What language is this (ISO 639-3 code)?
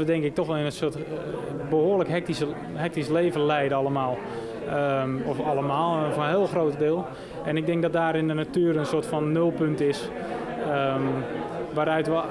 nld